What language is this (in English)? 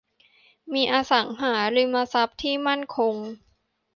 Thai